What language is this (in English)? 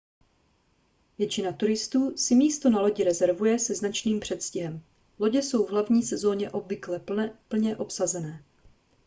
Czech